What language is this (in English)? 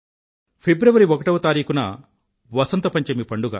Telugu